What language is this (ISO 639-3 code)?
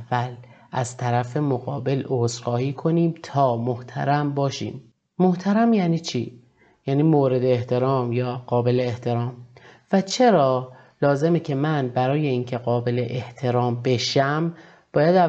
fas